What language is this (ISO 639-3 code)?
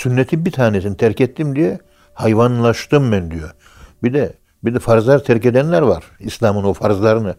tur